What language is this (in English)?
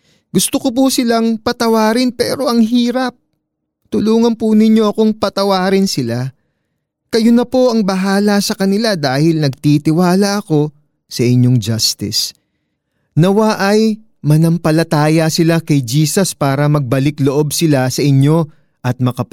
Filipino